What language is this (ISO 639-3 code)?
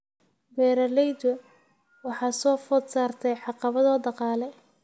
som